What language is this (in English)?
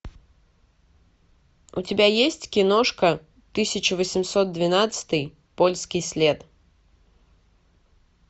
Russian